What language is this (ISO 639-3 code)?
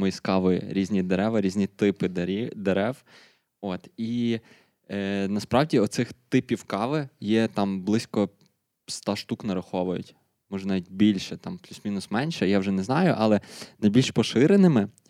ukr